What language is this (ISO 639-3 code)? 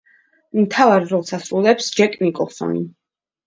kat